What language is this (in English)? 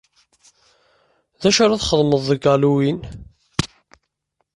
Kabyle